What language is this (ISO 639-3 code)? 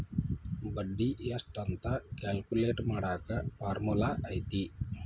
kan